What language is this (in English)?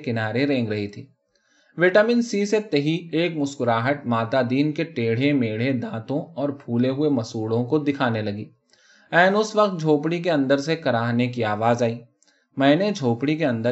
Urdu